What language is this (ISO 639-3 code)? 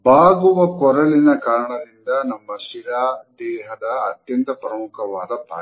kan